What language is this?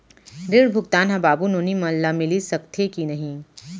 Chhattisgarhi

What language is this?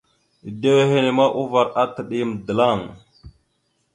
Mada (Cameroon)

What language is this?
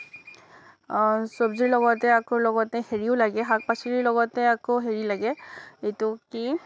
Assamese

